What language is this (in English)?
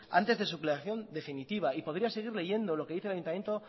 Spanish